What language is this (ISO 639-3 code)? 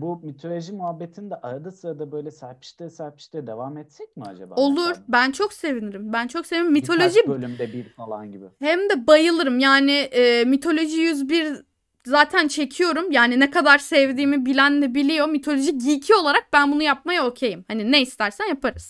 tur